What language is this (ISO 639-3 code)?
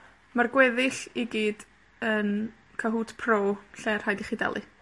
cym